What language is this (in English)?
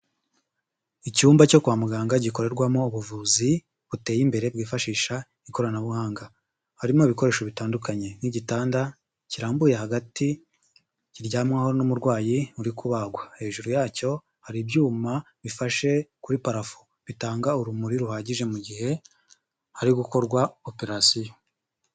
Kinyarwanda